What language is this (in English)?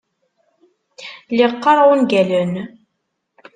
Kabyle